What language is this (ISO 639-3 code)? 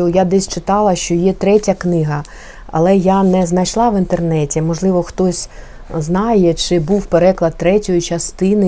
ukr